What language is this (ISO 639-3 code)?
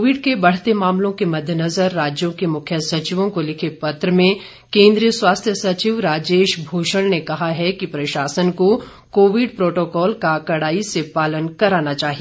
hin